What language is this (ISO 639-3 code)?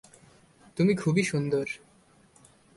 ben